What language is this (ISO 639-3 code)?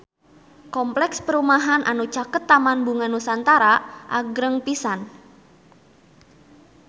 sun